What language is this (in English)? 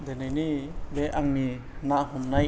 Bodo